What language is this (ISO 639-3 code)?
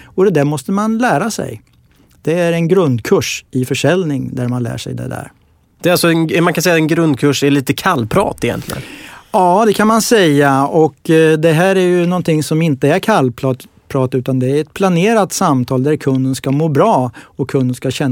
swe